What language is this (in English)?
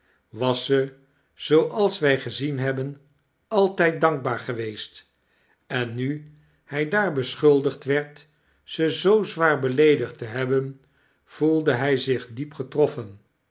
Dutch